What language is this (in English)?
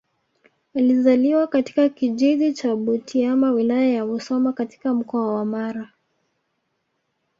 Swahili